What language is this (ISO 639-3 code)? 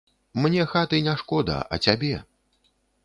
bel